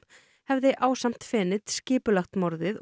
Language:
Icelandic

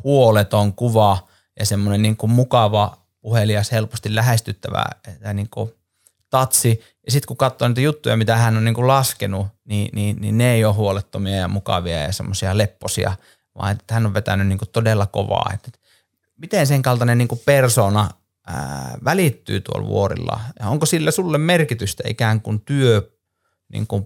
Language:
Finnish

